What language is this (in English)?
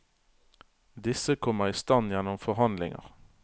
Norwegian